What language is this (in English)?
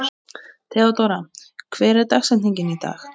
Icelandic